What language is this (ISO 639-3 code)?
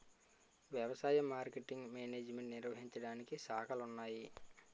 tel